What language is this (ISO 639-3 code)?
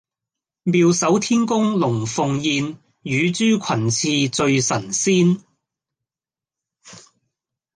yue